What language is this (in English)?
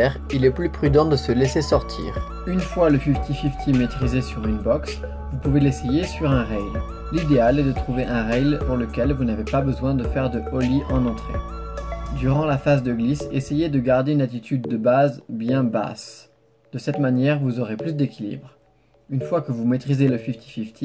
French